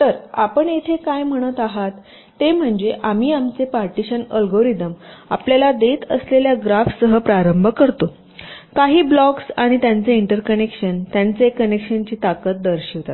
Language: Marathi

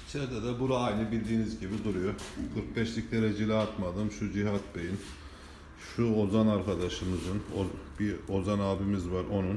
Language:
Turkish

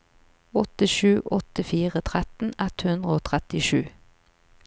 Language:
Norwegian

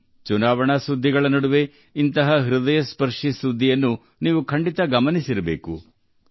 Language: Kannada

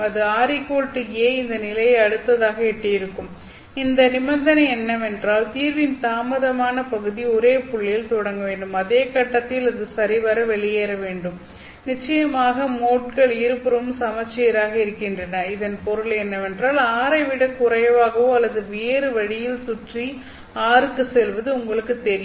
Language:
Tamil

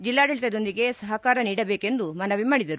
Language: Kannada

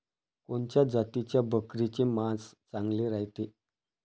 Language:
Marathi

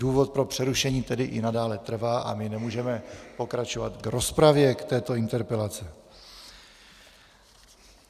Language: Czech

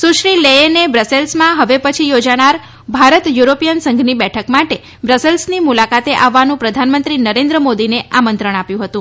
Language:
Gujarati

